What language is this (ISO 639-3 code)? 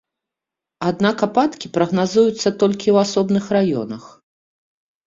bel